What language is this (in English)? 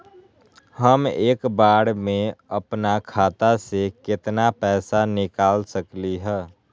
Magahi